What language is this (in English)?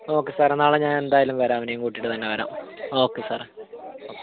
Malayalam